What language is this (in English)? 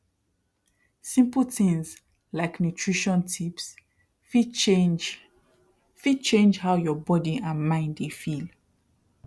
Nigerian Pidgin